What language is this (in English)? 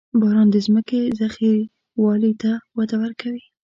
Pashto